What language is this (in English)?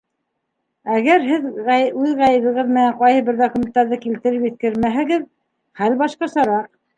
Bashkir